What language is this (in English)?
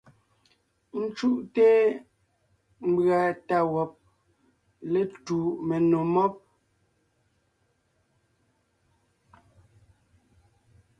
Ngiemboon